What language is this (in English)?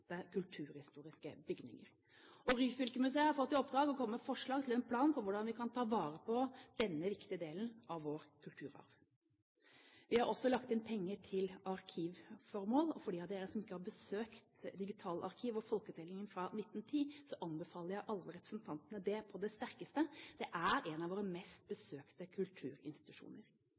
Norwegian Bokmål